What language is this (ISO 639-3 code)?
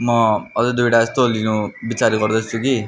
nep